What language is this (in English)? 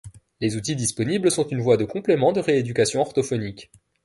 French